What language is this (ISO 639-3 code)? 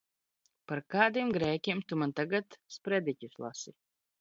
lav